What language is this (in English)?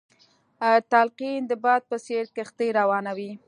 Pashto